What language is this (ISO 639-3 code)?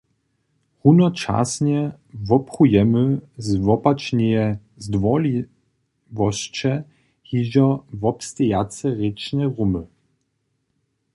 hsb